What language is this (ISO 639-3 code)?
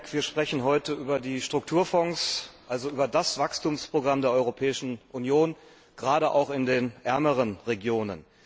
deu